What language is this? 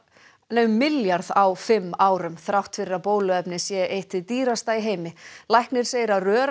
Icelandic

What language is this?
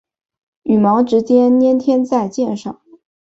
Chinese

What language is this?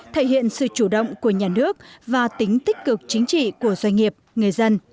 Vietnamese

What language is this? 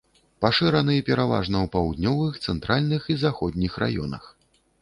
Belarusian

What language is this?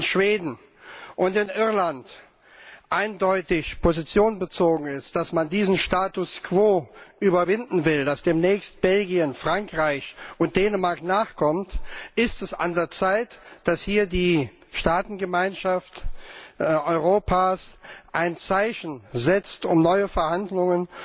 German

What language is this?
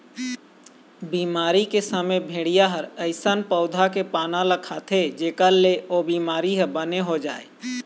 Chhattisgarhi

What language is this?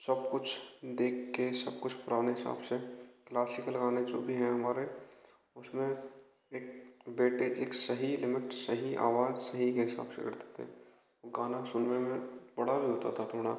Hindi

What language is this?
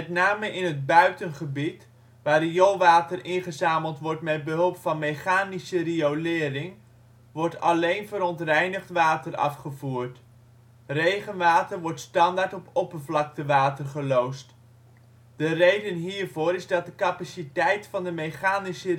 Dutch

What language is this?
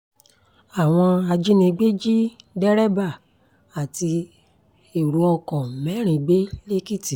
Yoruba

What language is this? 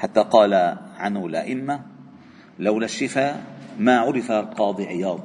Arabic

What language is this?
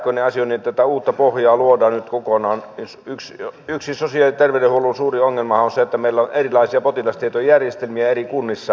Finnish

